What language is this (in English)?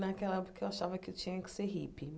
Portuguese